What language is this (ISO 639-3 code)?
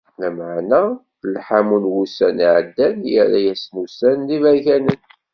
kab